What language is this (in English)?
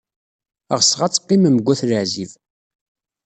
Kabyle